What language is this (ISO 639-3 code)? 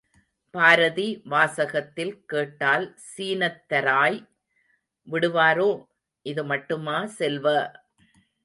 tam